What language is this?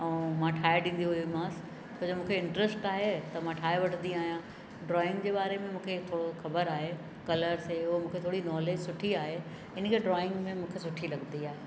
Sindhi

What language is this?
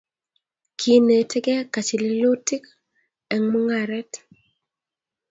Kalenjin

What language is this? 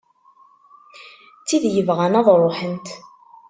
Kabyle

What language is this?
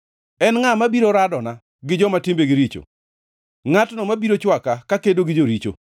Luo (Kenya and Tanzania)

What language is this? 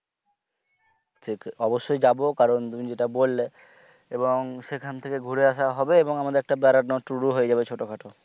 Bangla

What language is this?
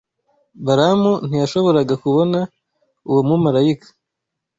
Kinyarwanda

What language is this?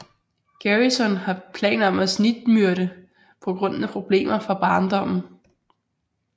Danish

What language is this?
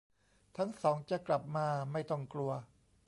Thai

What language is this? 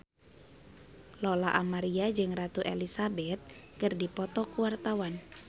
Sundanese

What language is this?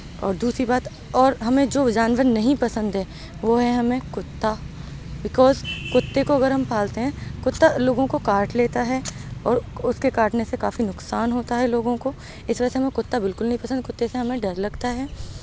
Urdu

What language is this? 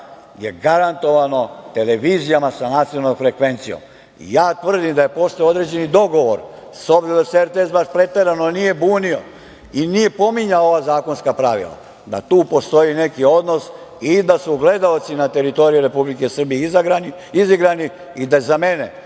Serbian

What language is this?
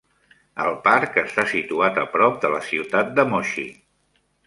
Catalan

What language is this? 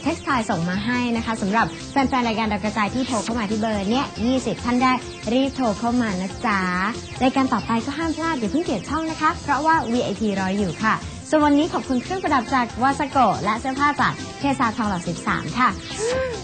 Thai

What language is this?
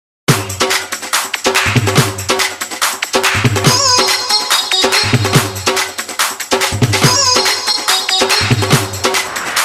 Hindi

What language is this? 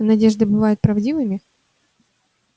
Russian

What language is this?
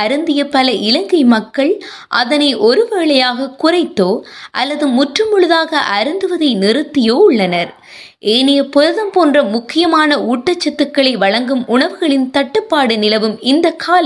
Tamil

